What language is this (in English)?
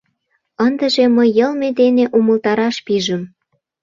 Mari